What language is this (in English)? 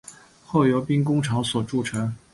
Chinese